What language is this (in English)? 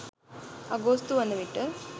Sinhala